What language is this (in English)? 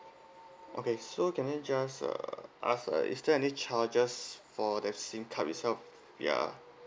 English